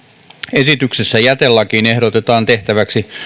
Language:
Finnish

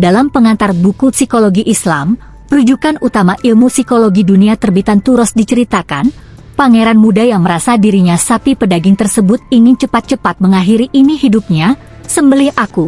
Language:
Indonesian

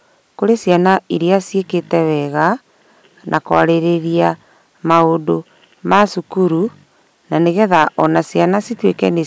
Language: Kikuyu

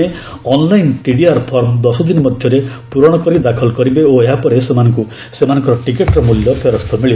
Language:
Odia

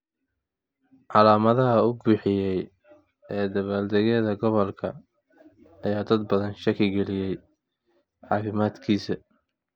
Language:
Somali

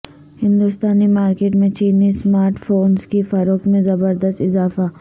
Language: Urdu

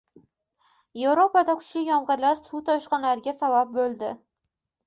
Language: Uzbek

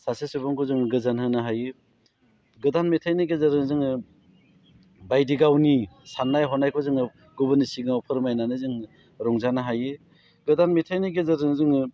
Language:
Bodo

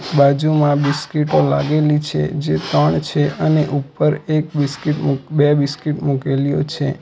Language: Gujarati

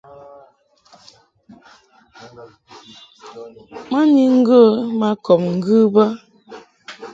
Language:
Mungaka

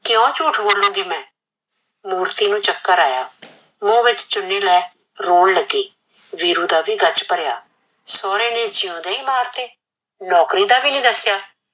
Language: Punjabi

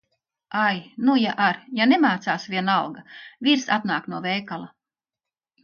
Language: Latvian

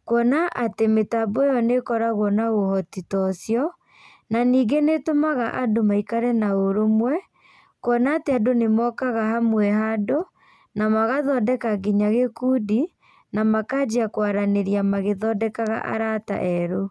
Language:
Kikuyu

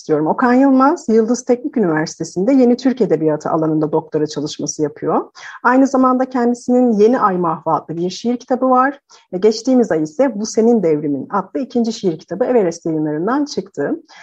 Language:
Turkish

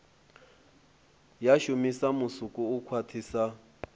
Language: Venda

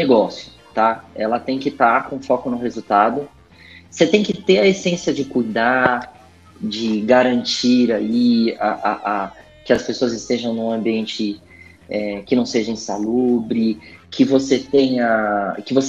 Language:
Portuguese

